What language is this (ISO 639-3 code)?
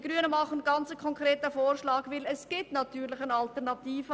gsw